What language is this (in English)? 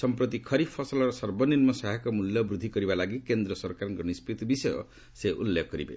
Odia